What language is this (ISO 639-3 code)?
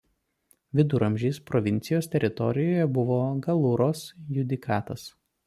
lit